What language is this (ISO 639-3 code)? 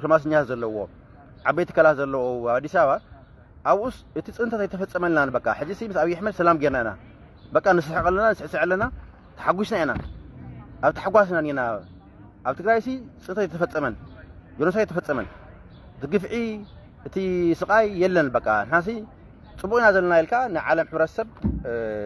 ara